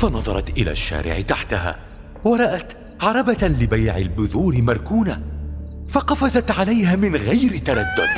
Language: Arabic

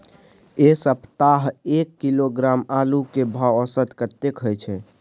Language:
Maithili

